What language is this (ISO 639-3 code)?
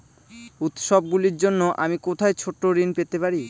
ben